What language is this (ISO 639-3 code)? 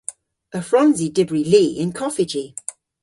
cor